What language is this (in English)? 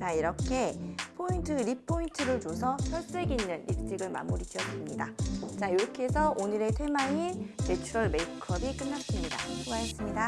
Korean